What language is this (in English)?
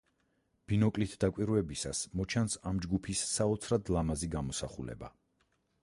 Georgian